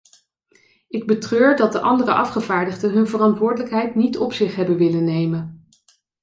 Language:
Dutch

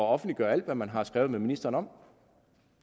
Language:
Danish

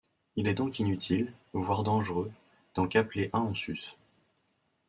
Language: French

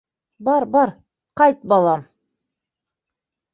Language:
Bashkir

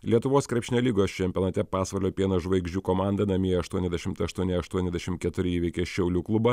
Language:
Lithuanian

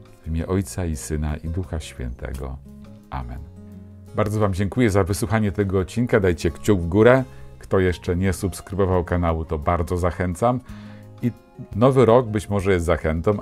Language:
Polish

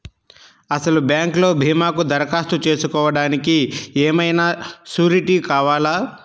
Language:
Telugu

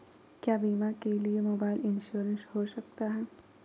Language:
Magahi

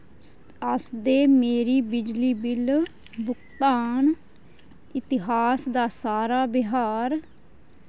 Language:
Dogri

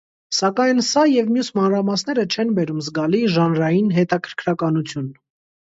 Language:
Armenian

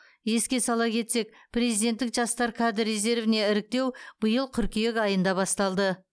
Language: Kazakh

